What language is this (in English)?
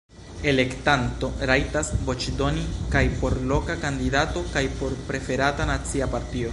Esperanto